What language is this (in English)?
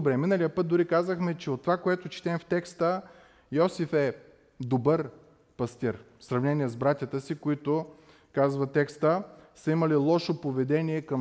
Bulgarian